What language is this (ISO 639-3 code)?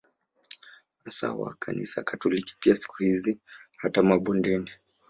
swa